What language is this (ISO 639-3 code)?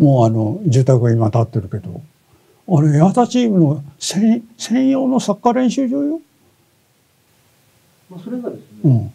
jpn